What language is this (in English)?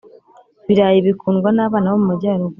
Kinyarwanda